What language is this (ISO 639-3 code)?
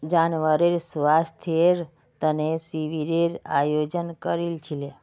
mag